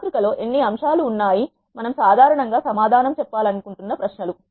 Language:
Telugu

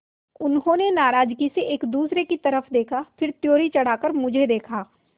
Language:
Hindi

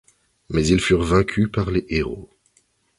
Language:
French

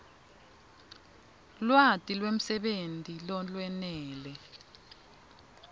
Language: Swati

